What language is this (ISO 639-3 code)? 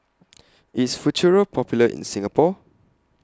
eng